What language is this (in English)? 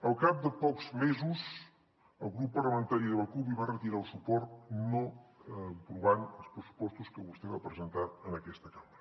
Catalan